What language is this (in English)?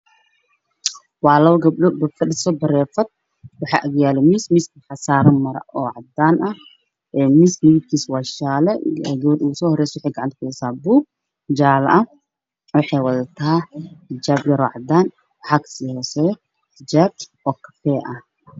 Somali